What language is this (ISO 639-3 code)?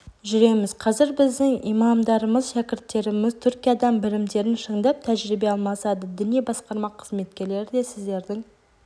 kaz